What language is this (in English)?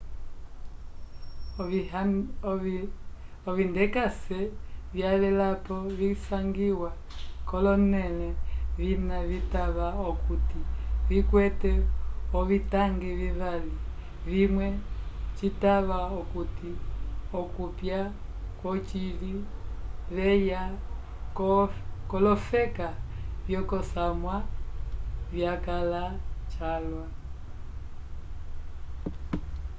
Umbundu